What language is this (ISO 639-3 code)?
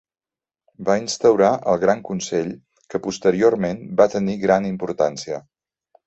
cat